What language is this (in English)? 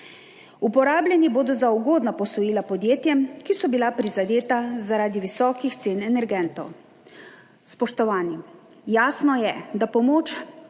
Slovenian